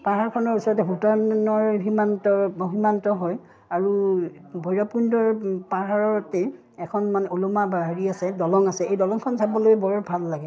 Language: Assamese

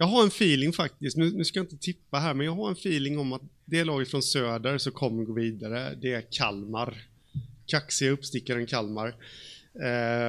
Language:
Swedish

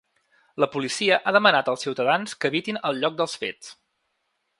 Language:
Catalan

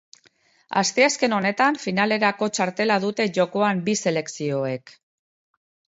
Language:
Basque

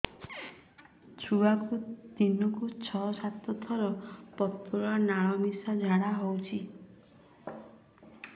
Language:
Odia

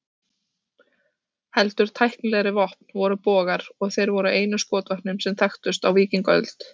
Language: Icelandic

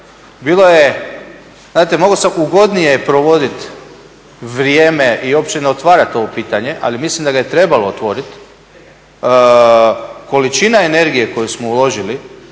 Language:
Croatian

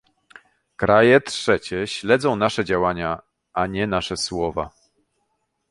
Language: Polish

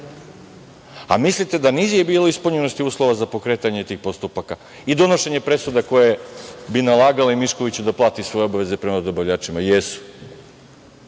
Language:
Serbian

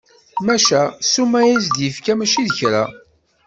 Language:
Kabyle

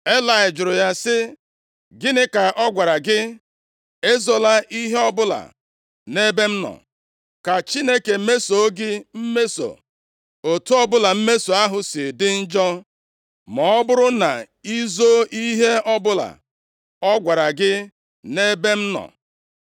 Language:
Igbo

